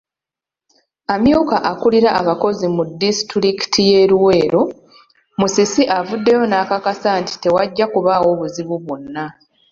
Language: Ganda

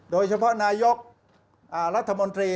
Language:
Thai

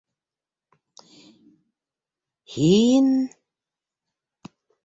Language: Bashkir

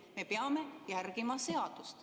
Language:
Estonian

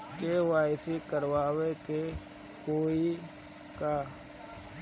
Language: Bhojpuri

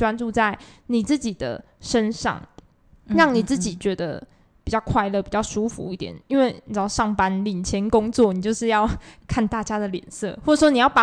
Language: Chinese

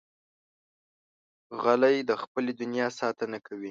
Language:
Pashto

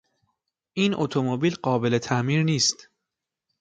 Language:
Persian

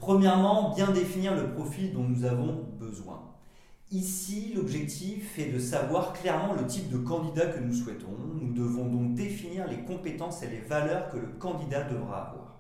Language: French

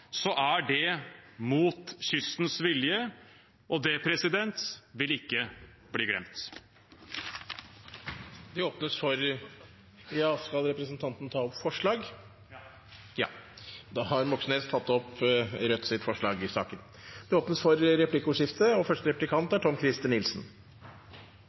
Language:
Norwegian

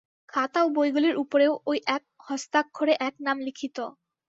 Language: Bangla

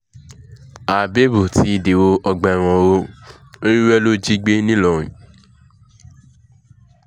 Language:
Yoruba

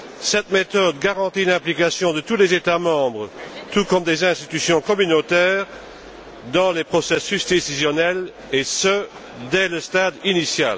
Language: French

